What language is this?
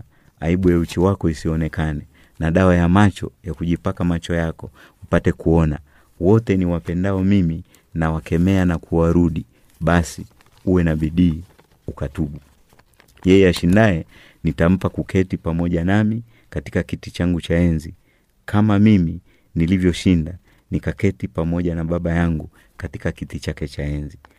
Swahili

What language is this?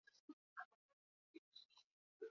Basque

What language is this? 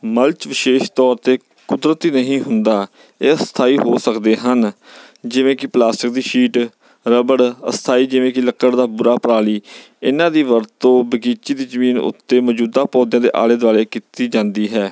Punjabi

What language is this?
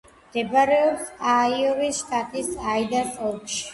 Georgian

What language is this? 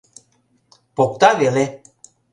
Mari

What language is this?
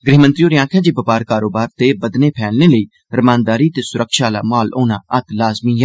Dogri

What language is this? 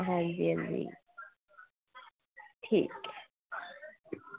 Dogri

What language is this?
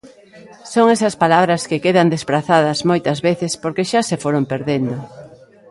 Galician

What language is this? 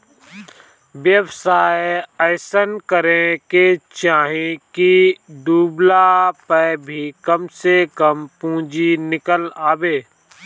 Bhojpuri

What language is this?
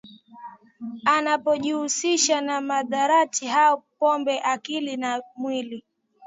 Swahili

